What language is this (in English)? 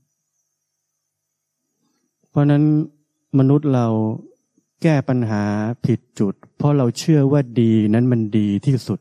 Thai